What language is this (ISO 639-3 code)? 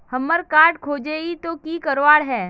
mag